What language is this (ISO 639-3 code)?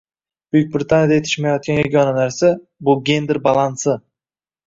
uzb